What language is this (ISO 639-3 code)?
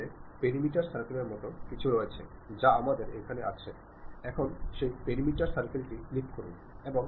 mal